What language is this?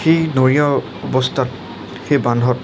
Assamese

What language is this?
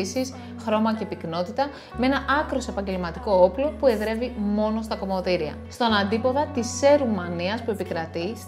Greek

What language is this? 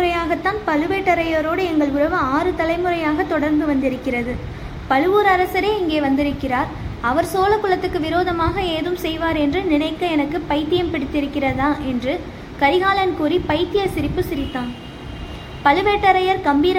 Tamil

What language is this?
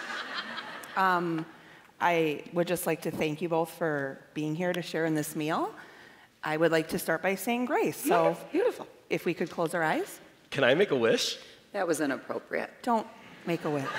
English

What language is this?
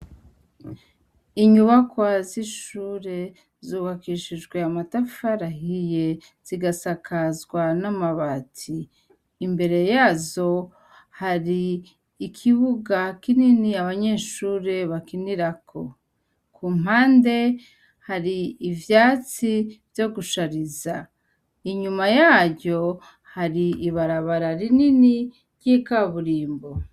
Rundi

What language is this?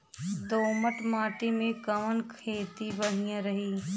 Bhojpuri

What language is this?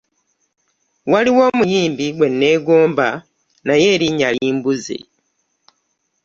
Ganda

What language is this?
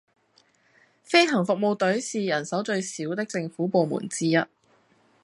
Cantonese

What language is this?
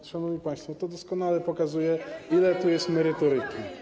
Polish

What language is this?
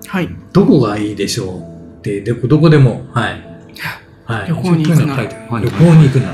Japanese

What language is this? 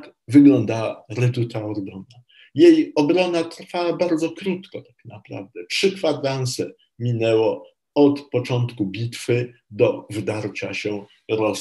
Polish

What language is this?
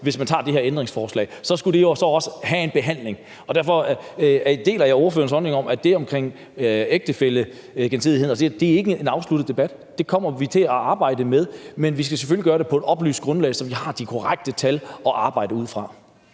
Danish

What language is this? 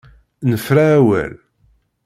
Kabyle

